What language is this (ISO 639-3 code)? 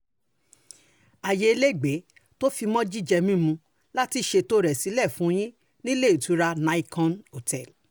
yor